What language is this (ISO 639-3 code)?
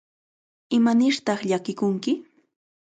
qvl